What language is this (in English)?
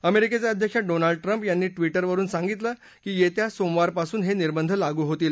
Marathi